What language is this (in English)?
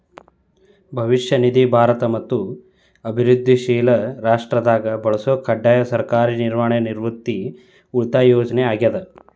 Kannada